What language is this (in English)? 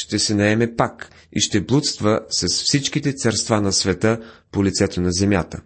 Bulgarian